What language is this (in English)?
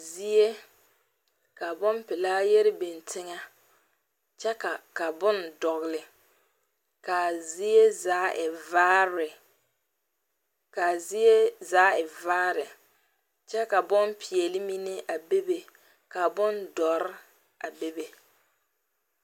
Southern Dagaare